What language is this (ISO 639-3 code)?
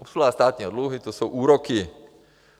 ces